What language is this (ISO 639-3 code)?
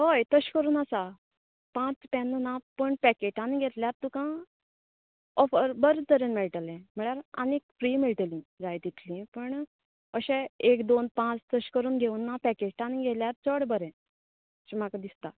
kok